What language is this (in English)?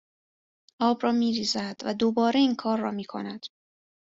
Persian